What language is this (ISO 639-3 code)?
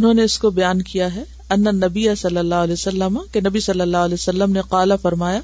urd